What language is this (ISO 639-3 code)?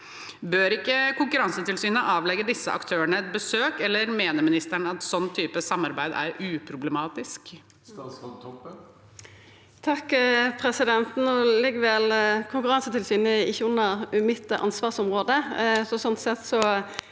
nor